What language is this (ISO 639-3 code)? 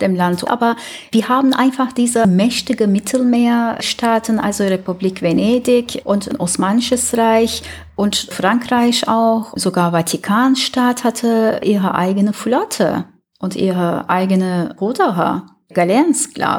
deu